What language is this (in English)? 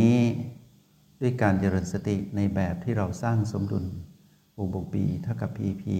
Thai